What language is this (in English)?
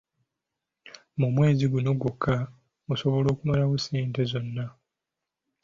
Ganda